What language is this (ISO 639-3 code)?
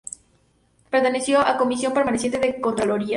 spa